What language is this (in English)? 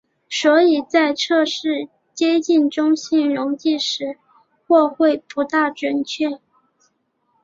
Chinese